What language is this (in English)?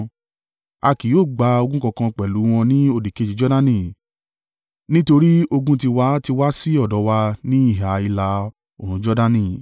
Yoruba